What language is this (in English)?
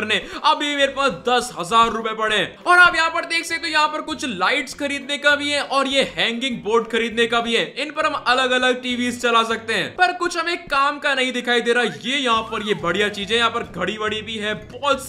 Hindi